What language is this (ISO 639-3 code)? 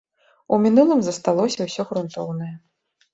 bel